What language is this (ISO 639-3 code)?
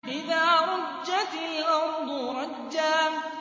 ara